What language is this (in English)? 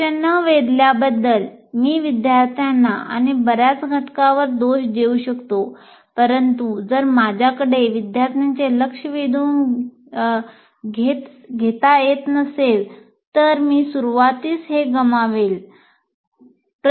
Marathi